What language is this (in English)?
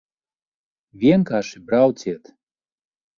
Latvian